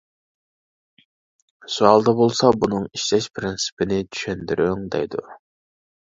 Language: Uyghur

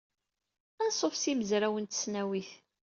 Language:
Kabyle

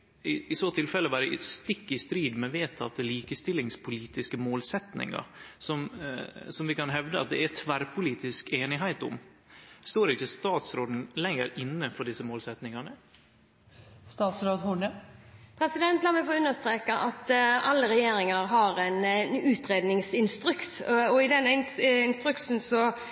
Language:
Norwegian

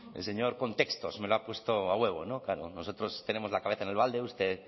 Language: Spanish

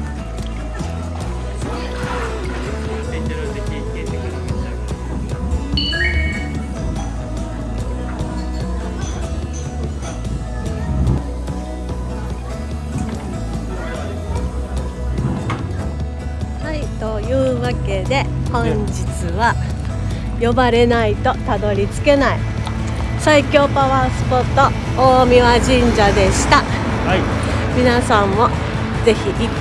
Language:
Japanese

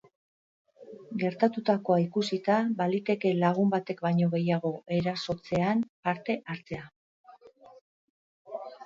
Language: Basque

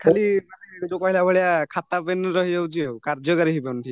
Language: Odia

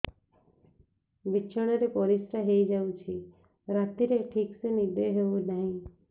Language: Odia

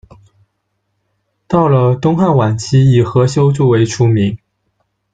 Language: Chinese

